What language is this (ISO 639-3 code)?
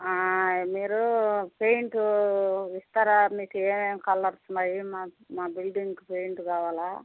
tel